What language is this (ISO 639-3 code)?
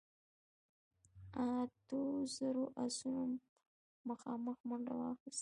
pus